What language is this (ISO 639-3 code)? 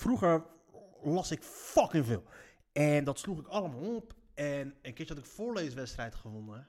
nld